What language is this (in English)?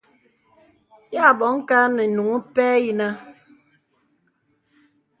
Bebele